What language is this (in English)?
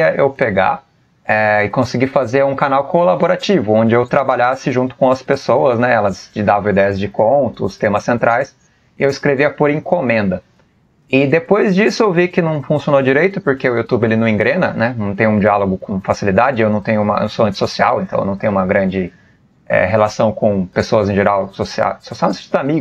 Portuguese